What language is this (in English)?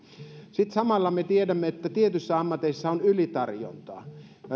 Finnish